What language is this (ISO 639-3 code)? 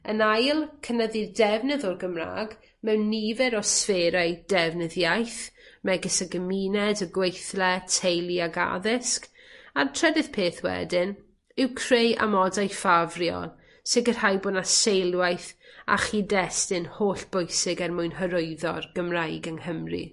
cym